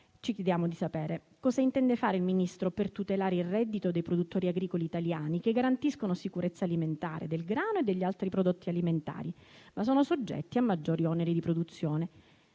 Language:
Italian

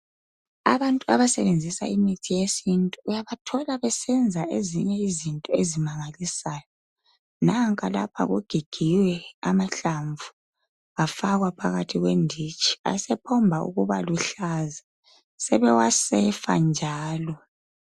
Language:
North Ndebele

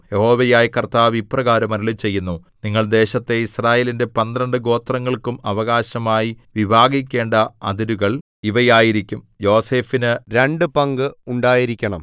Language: Malayalam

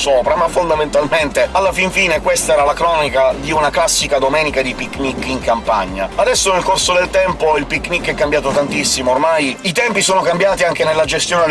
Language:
Italian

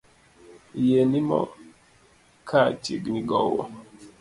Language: Luo (Kenya and Tanzania)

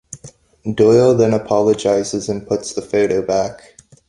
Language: English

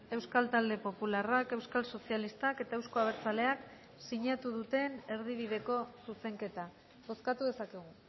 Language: Basque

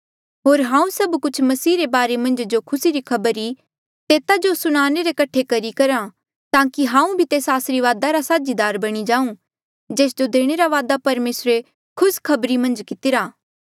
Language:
Mandeali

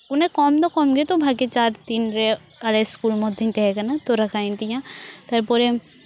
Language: Santali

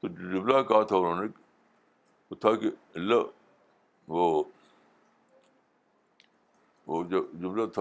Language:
Urdu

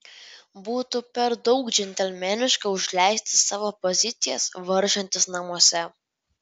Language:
Lithuanian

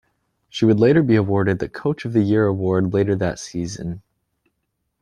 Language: English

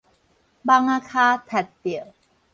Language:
Min Nan Chinese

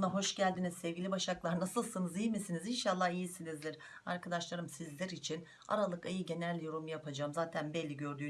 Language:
Turkish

